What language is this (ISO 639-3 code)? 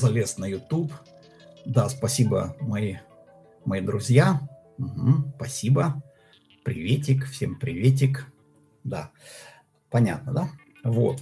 rus